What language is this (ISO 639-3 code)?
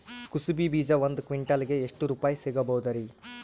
kan